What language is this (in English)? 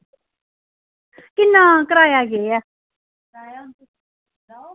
Dogri